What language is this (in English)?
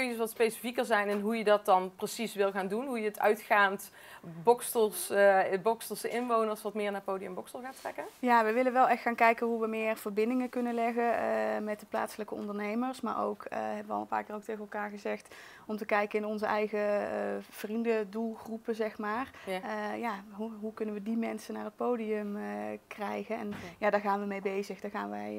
Dutch